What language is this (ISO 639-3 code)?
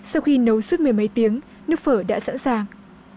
vie